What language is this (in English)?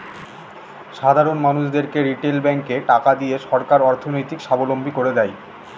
Bangla